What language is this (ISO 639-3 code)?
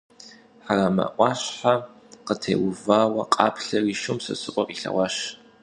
kbd